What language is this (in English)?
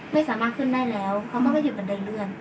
Thai